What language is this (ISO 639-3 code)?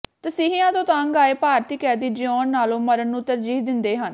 pan